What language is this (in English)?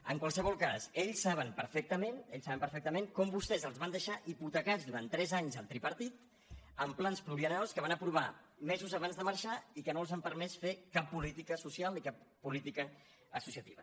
Catalan